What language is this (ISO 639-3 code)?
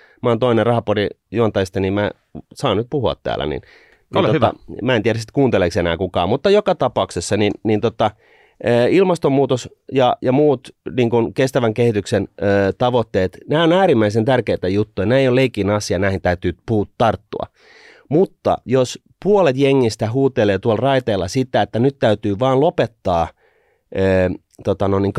fin